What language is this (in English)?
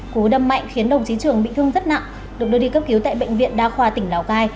Vietnamese